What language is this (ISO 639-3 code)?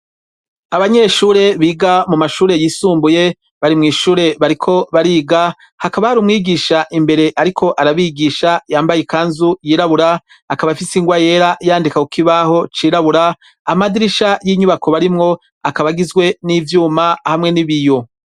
run